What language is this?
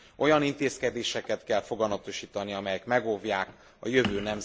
Hungarian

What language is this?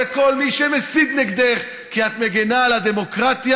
Hebrew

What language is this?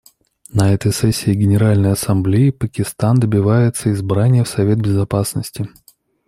Russian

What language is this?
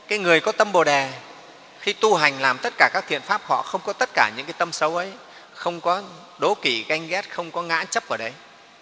Vietnamese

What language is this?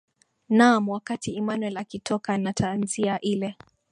Swahili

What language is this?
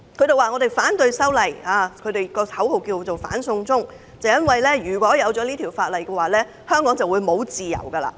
Cantonese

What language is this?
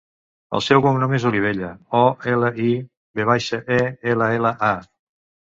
Catalan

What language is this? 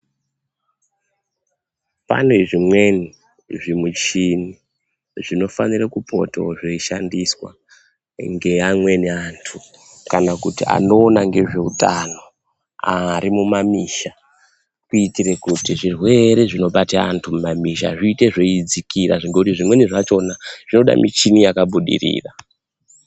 Ndau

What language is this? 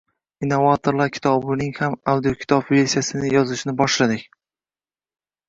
Uzbek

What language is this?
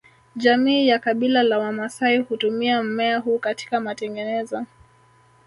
Swahili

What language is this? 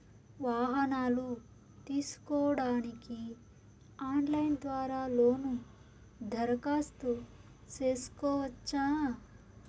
Telugu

